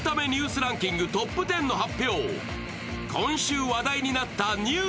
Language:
Japanese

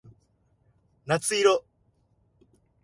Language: Japanese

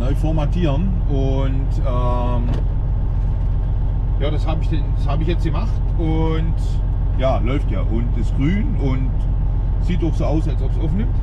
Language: German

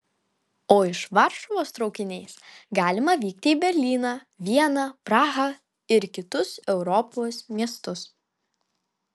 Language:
Lithuanian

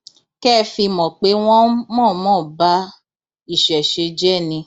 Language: Yoruba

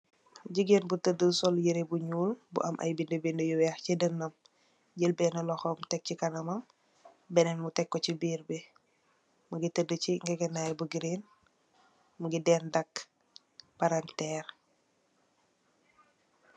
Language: Wolof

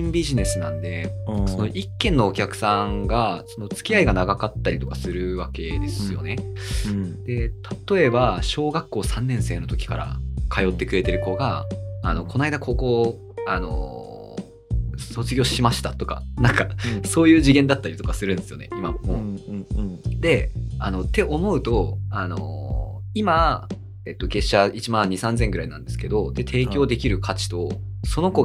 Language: Japanese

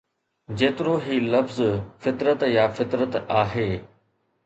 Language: Sindhi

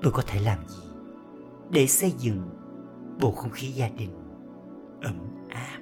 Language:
Vietnamese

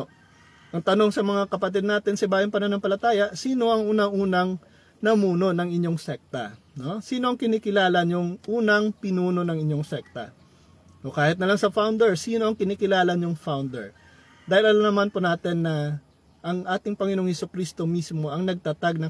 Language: Filipino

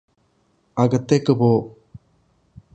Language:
Malayalam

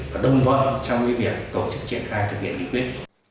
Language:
Vietnamese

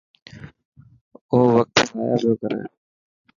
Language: Dhatki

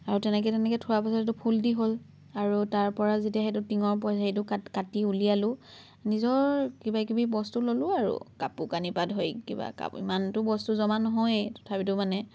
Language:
Assamese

